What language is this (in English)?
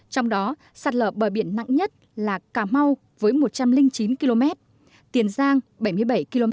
Vietnamese